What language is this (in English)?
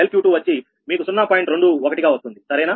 Telugu